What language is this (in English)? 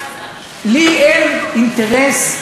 Hebrew